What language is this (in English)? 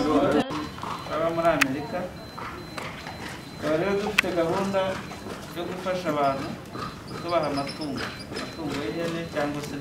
Turkish